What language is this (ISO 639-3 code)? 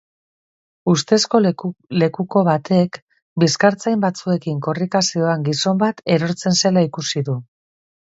eus